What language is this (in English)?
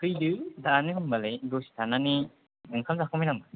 Bodo